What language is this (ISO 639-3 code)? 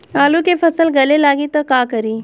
bho